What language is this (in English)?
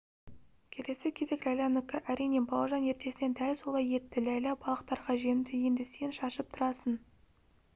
Kazakh